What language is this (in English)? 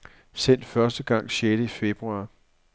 Danish